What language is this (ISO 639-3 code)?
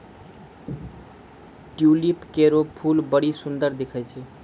mai